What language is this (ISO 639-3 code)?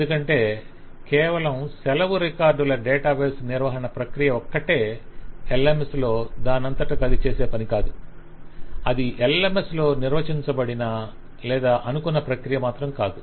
tel